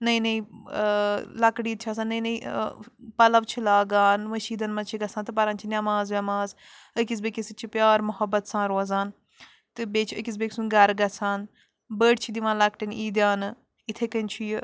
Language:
Kashmiri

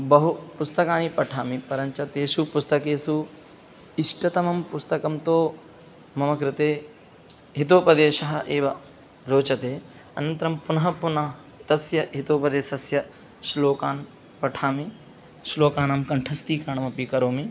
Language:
Sanskrit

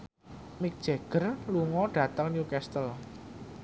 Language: Javanese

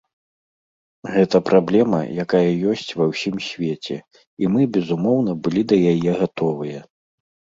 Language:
Belarusian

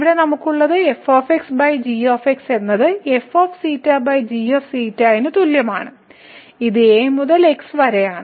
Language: Malayalam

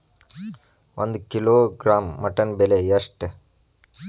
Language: Kannada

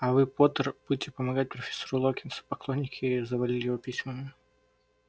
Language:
Russian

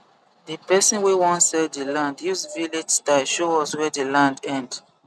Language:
Nigerian Pidgin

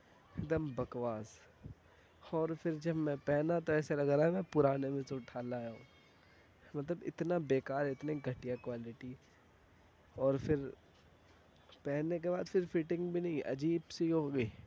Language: Urdu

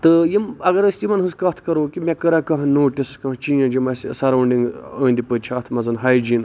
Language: Kashmiri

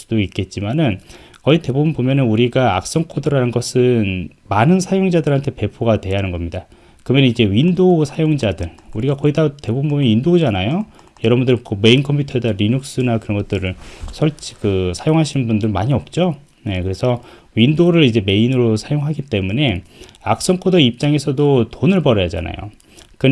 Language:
Korean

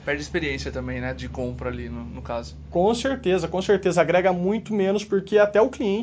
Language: Portuguese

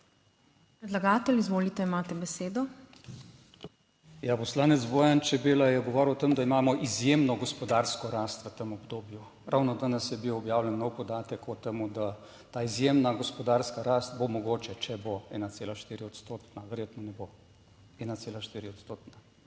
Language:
Slovenian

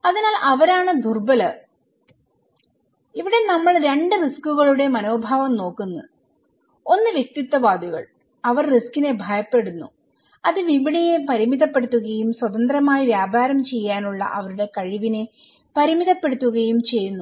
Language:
Malayalam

